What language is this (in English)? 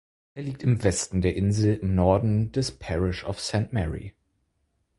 German